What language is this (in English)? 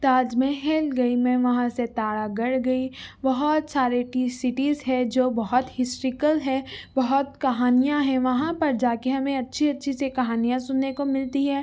Urdu